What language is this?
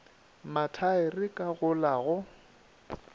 Northern Sotho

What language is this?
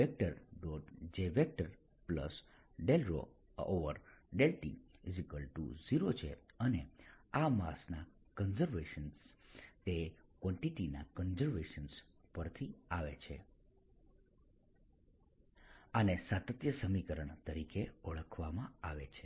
Gujarati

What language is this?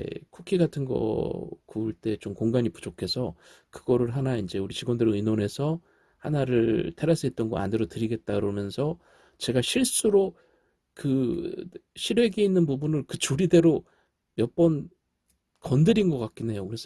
Korean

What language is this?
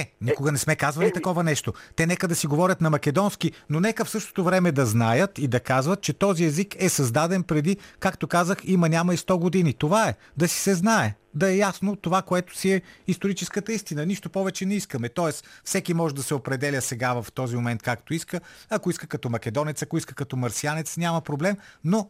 Bulgarian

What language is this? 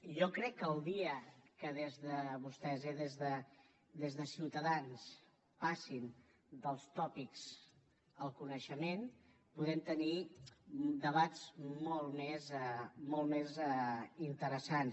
Catalan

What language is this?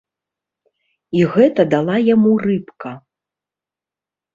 Belarusian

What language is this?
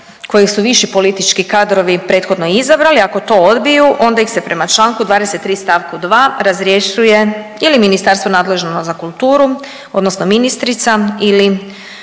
Croatian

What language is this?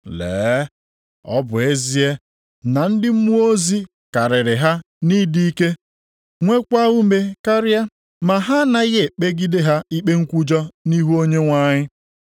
Igbo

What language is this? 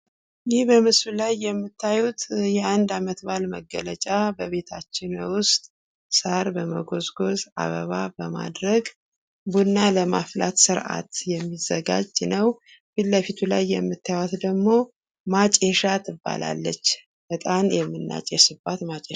Amharic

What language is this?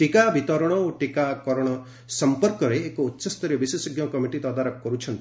Odia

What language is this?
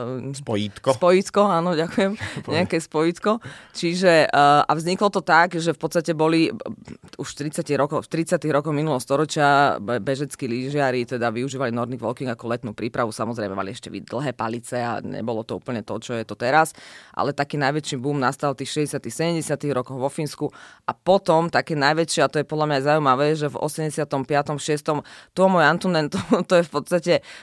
Slovak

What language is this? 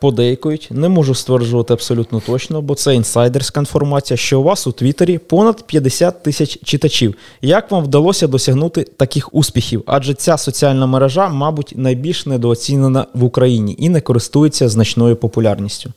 Ukrainian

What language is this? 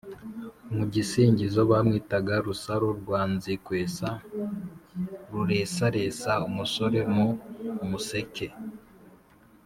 Kinyarwanda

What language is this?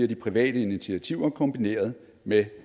Danish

